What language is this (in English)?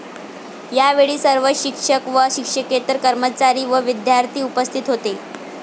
Marathi